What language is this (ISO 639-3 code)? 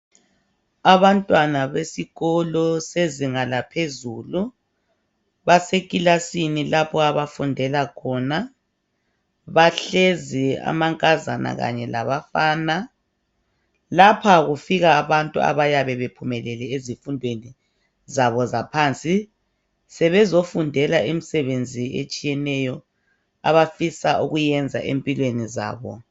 nde